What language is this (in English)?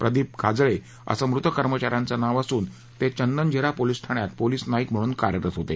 Marathi